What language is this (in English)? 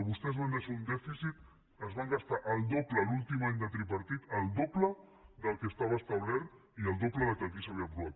Catalan